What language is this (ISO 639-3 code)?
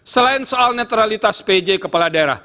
ind